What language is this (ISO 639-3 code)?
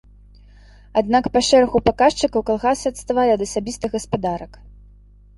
bel